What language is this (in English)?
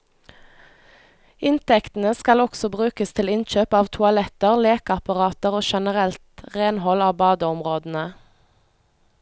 Norwegian